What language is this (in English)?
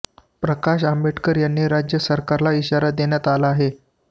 Marathi